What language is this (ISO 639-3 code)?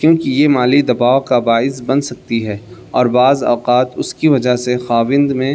urd